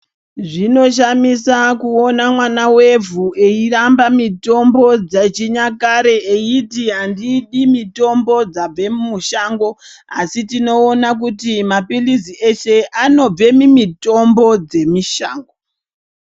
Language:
Ndau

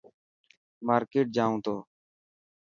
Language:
Dhatki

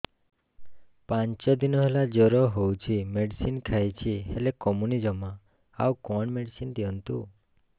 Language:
Odia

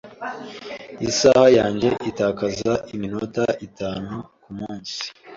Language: Kinyarwanda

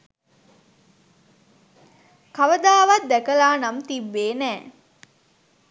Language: Sinhala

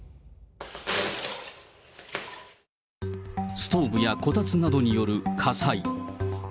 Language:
Japanese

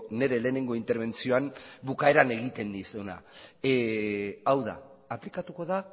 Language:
Basque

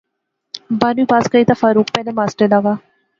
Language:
Pahari-Potwari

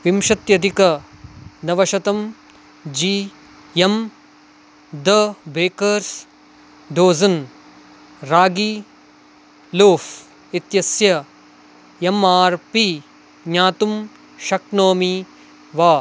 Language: Sanskrit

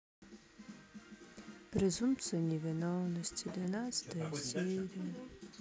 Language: Russian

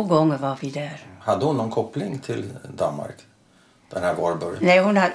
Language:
Swedish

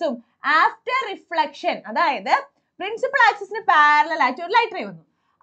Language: Malayalam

